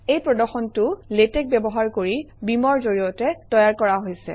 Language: Assamese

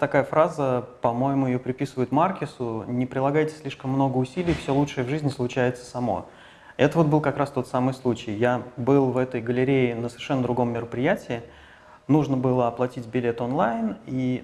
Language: Russian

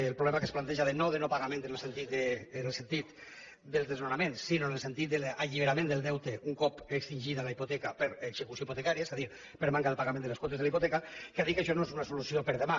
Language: Catalan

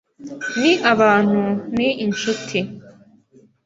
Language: Kinyarwanda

